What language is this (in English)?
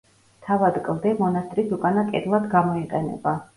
Georgian